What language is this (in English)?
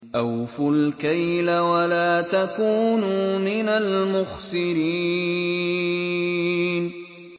Arabic